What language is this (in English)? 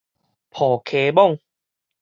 Min Nan Chinese